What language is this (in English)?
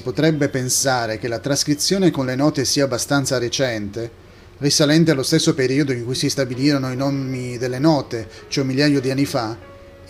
Italian